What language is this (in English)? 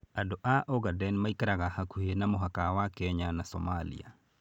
Kikuyu